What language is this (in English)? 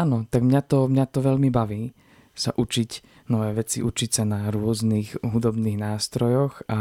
Slovak